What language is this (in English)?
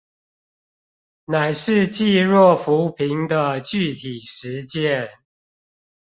Chinese